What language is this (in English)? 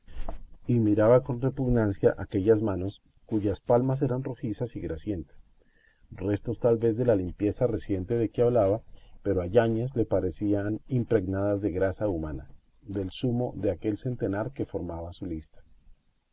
Spanish